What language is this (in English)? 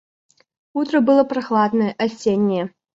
Russian